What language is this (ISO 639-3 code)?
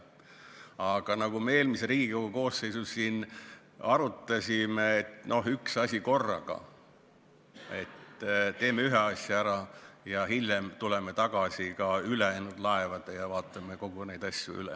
est